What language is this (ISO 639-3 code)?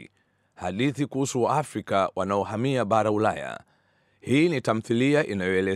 swa